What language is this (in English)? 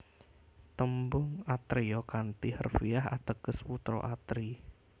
Javanese